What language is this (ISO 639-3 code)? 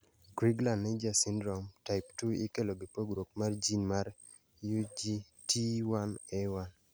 luo